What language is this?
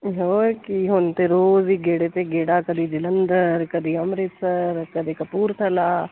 Punjabi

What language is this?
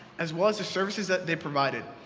English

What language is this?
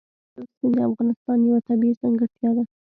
Pashto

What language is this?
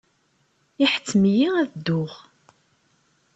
Kabyle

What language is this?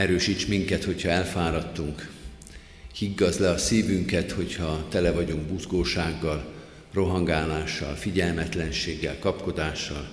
Hungarian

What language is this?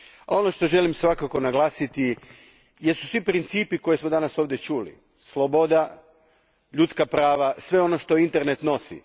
Croatian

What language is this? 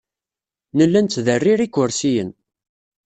Kabyle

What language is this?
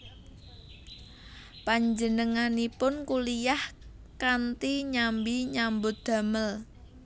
Javanese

